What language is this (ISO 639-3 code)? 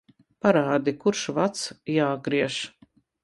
lav